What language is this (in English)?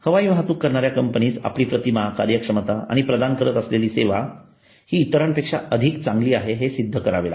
Marathi